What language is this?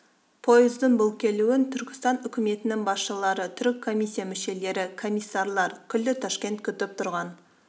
Kazakh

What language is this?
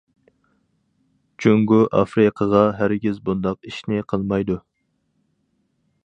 Uyghur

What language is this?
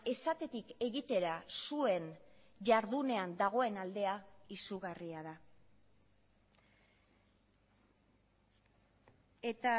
Basque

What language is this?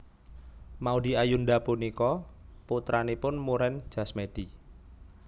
Javanese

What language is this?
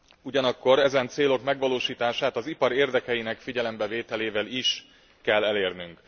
Hungarian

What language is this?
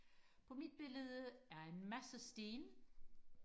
Danish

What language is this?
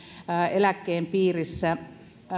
Finnish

